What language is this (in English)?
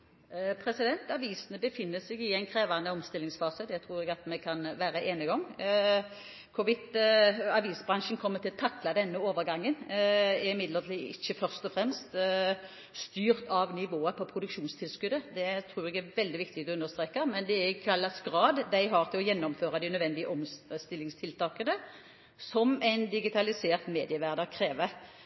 Norwegian Bokmål